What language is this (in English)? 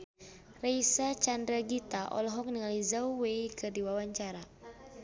Sundanese